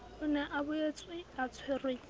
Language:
Southern Sotho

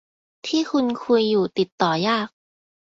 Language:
Thai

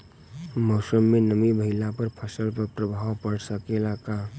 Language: Bhojpuri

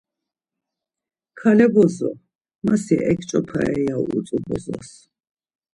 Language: Laz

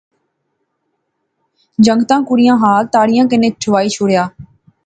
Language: Pahari-Potwari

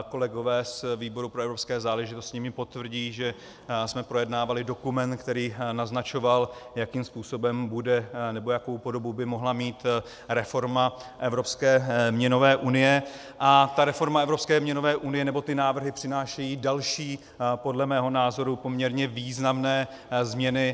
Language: Czech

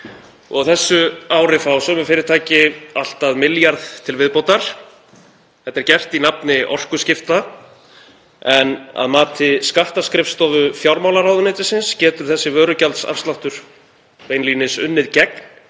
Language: Icelandic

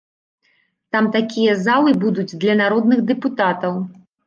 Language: Belarusian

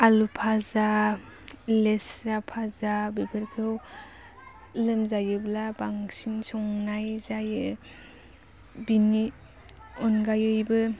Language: Bodo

